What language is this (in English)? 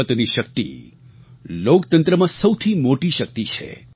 Gujarati